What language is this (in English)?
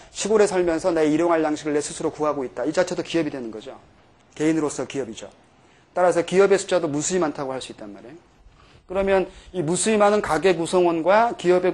Korean